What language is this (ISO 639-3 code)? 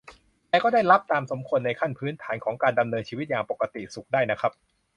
tha